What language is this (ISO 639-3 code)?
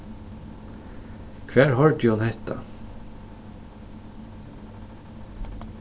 fao